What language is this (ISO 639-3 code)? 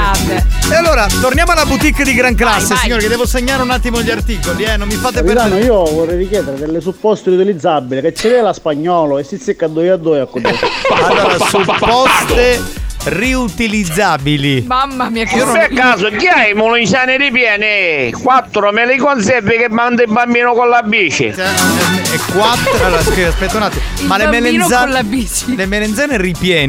ita